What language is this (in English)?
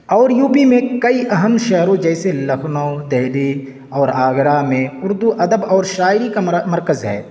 Urdu